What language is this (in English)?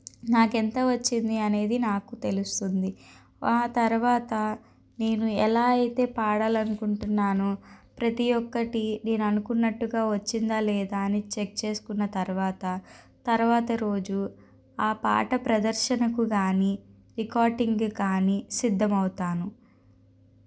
Telugu